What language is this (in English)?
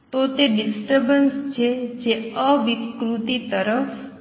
Gujarati